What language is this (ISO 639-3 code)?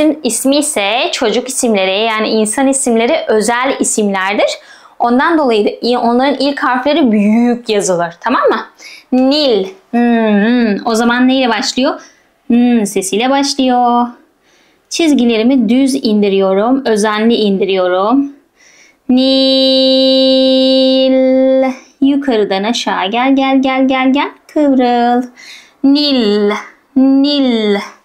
tur